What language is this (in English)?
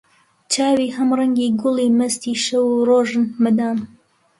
Central Kurdish